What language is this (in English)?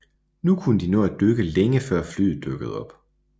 Danish